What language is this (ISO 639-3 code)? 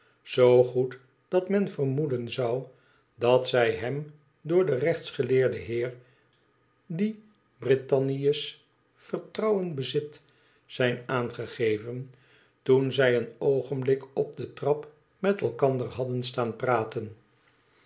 nld